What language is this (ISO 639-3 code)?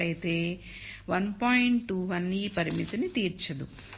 tel